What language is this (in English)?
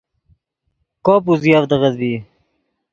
Yidgha